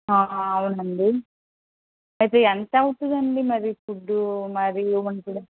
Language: Telugu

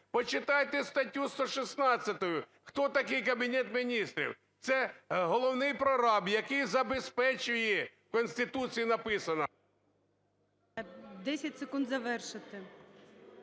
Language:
Ukrainian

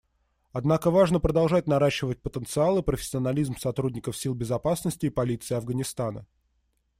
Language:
Russian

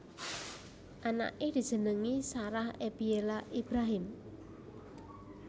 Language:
Javanese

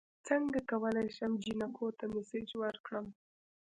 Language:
Pashto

